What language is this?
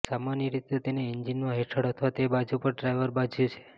Gujarati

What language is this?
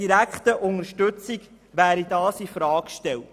Swiss German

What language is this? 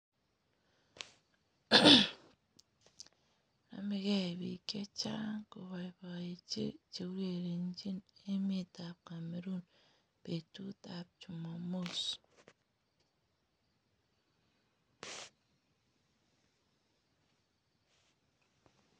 Kalenjin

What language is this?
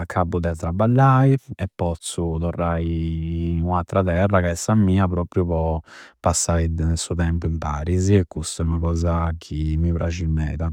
Campidanese Sardinian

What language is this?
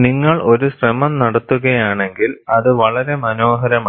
Malayalam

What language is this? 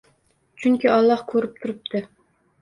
Uzbek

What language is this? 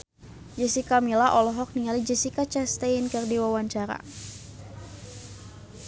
Sundanese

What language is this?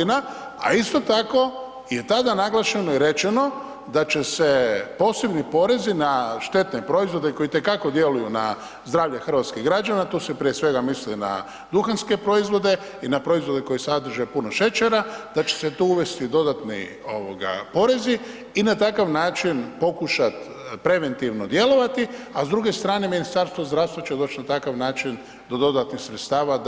Croatian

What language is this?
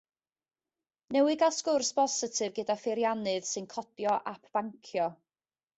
Welsh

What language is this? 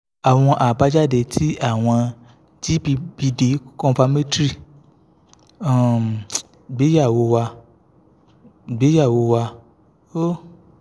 Yoruba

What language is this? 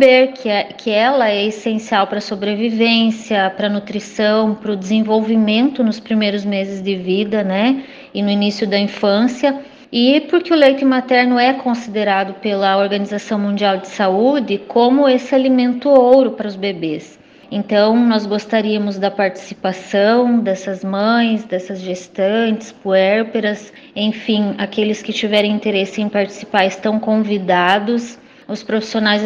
Portuguese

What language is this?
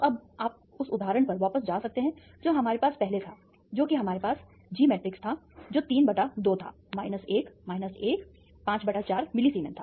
Hindi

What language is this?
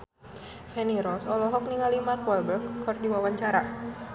Sundanese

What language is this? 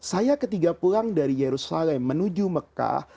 Indonesian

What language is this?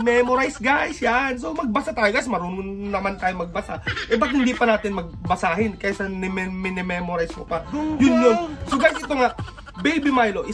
Filipino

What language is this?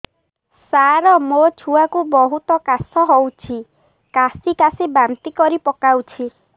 Odia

